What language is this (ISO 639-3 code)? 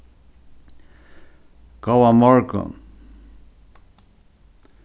fao